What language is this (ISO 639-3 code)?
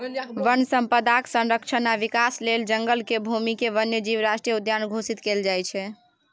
mai